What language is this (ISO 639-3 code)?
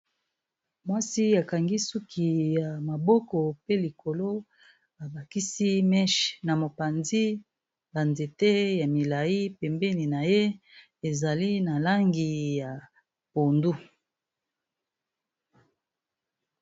lin